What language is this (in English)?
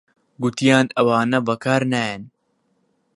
Central Kurdish